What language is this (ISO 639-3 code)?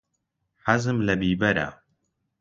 ckb